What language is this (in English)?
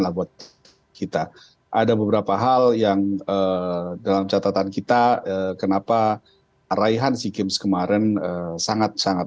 Indonesian